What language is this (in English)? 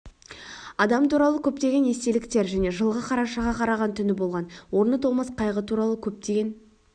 Kazakh